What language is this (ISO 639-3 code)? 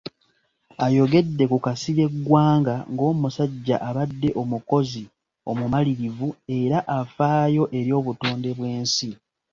lug